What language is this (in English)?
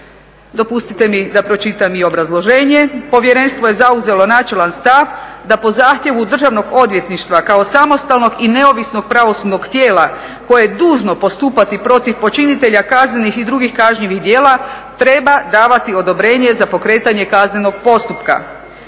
Croatian